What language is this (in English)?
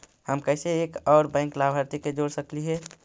Magahi